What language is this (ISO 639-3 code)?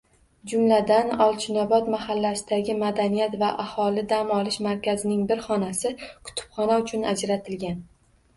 uzb